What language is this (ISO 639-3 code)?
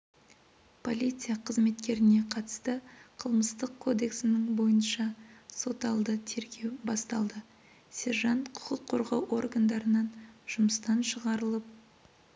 kaz